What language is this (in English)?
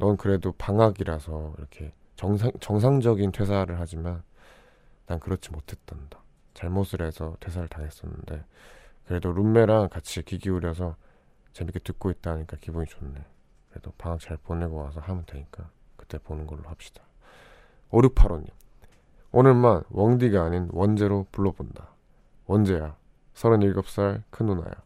Korean